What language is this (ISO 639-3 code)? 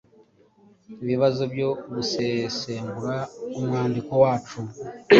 kin